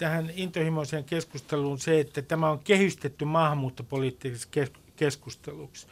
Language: Finnish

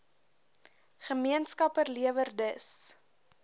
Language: Afrikaans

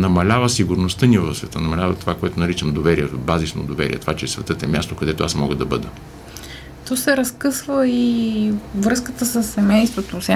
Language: Bulgarian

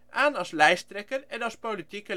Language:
Dutch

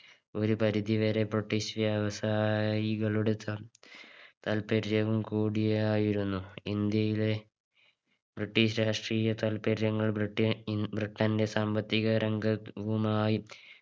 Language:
Malayalam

